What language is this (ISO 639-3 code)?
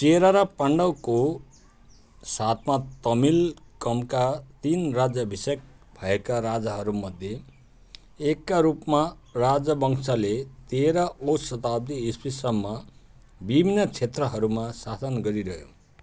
nep